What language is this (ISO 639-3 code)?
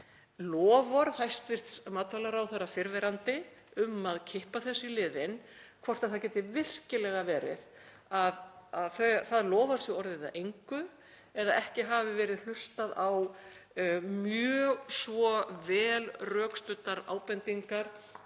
isl